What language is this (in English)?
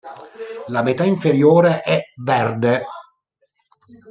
Italian